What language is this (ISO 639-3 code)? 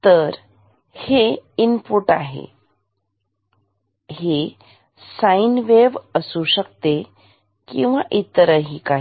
mar